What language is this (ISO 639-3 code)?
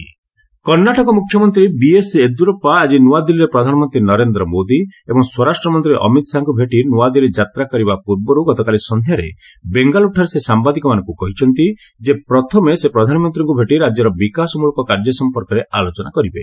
ori